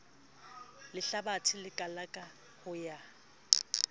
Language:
Southern Sotho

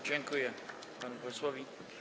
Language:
Polish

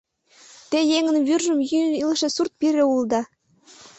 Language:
Mari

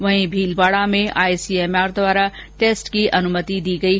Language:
Hindi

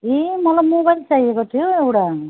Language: Nepali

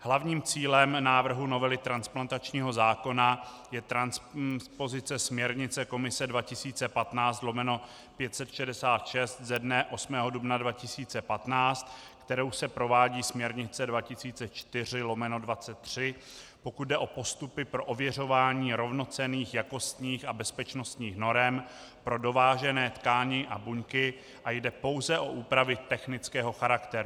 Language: Czech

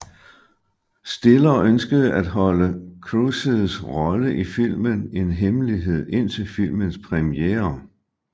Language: Danish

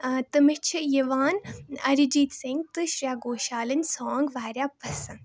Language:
Kashmiri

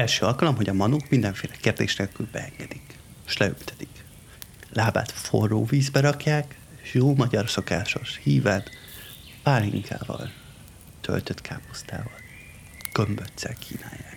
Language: Hungarian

